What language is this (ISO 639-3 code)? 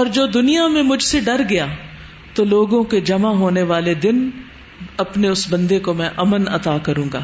urd